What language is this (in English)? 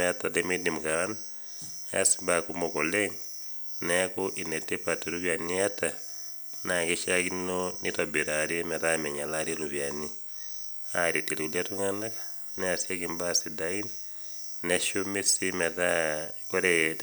Masai